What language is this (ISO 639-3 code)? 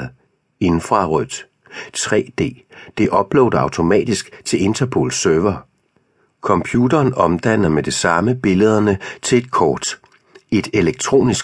dan